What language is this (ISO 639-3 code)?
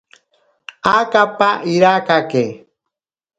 prq